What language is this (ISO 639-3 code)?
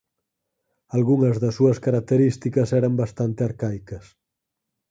glg